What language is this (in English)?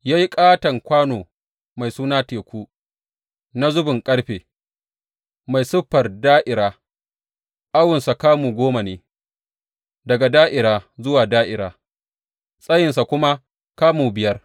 Hausa